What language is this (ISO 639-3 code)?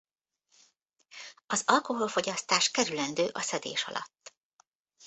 hun